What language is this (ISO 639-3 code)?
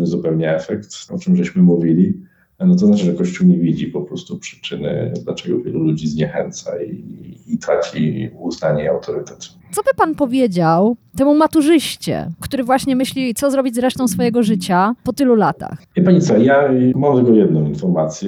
pol